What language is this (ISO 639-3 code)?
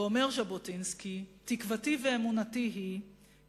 heb